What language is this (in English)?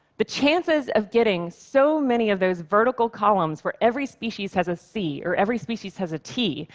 English